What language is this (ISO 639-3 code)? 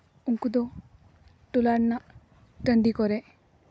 sat